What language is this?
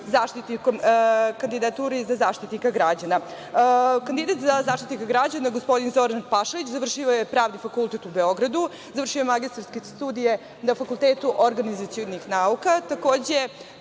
Serbian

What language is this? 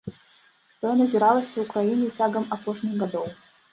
Belarusian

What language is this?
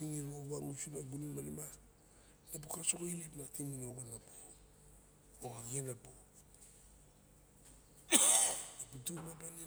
Barok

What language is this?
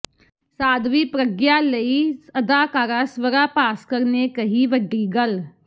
Punjabi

